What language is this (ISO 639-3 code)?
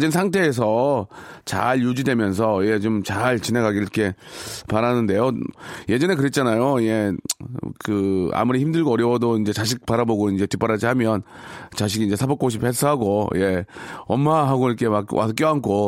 kor